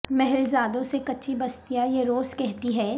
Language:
Urdu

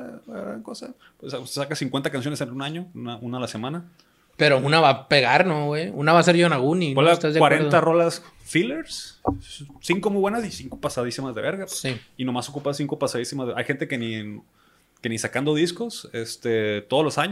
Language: Spanish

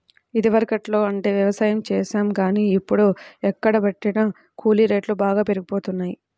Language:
Telugu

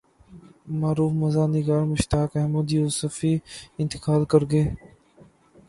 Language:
Urdu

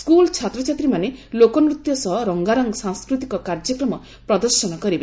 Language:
Odia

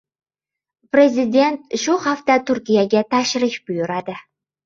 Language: Uzbek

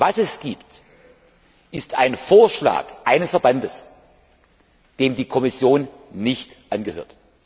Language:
German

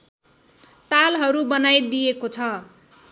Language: Nepali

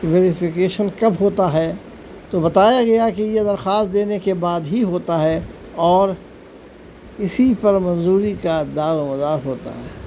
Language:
Urdu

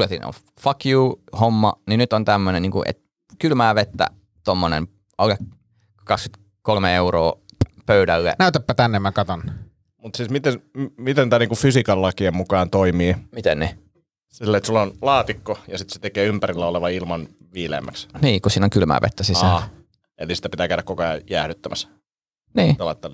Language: Finnish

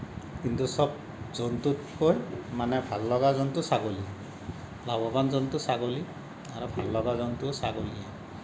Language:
Assamese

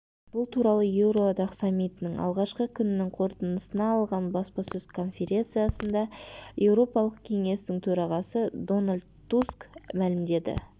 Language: Kazakh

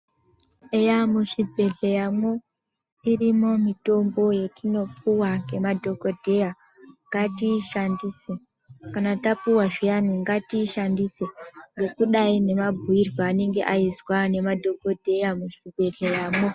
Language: Ndau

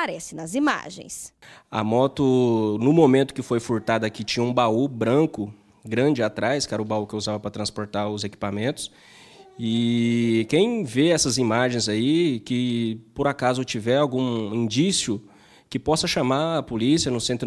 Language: Portuguese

